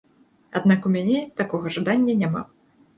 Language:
Belarusian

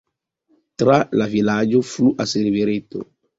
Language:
Esperanto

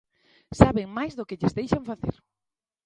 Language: Galician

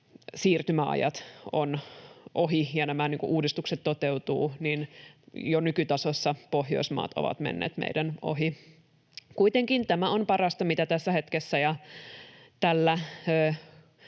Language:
Finnish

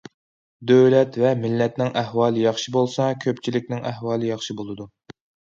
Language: Uyghur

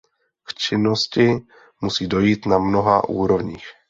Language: Czech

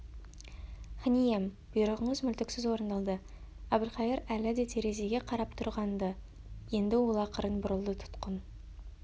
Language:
Kazakh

